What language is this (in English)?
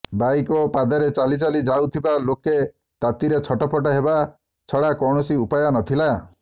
Odia